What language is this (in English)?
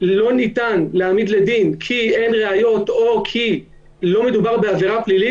Hebrew